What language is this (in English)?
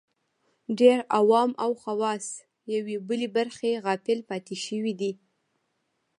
Pashto